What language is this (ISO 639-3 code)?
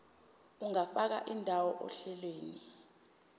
zul